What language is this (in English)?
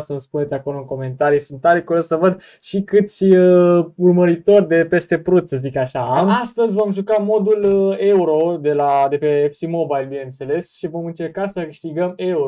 Romanian